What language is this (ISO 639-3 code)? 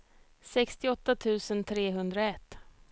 swe